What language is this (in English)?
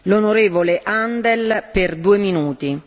German